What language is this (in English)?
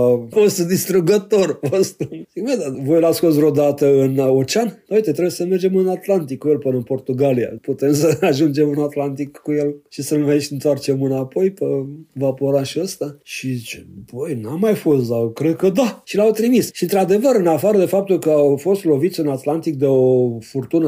Romanian